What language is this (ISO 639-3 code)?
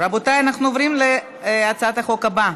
heb